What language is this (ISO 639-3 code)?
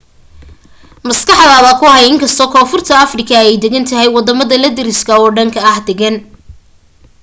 som